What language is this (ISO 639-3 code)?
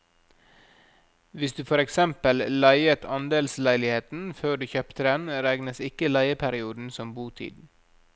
nor